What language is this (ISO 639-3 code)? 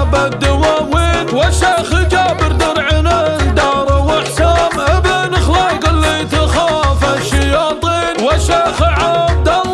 ara